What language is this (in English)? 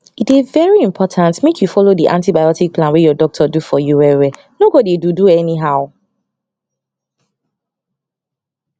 Nigerian Pidgin